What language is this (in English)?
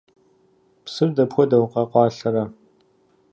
Kabardian